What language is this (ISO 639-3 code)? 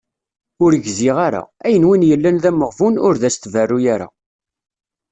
kab